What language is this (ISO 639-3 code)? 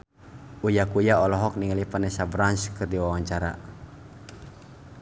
sun